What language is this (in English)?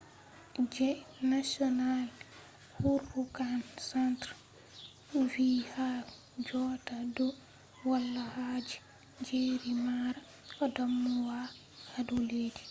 Fula